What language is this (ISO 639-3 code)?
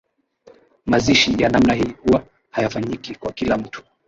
swa